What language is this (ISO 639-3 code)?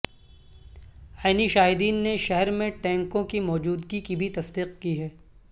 urd